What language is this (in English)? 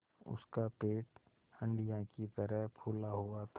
Hindi